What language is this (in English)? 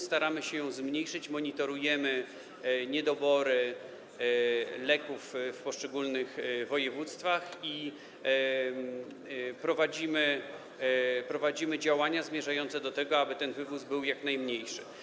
Polish